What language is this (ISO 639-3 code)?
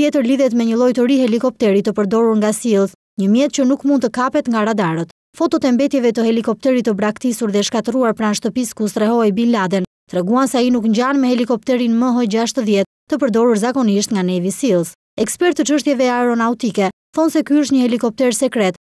ita